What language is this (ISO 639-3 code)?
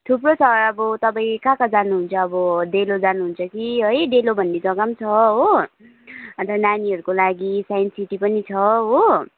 nep